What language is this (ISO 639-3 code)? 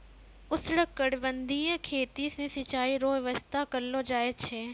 mai